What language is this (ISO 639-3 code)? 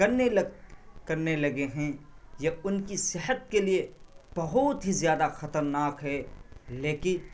urd